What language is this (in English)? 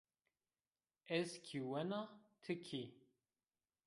Zaza